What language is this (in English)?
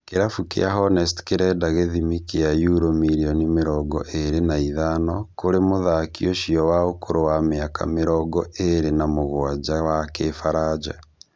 Kikuyu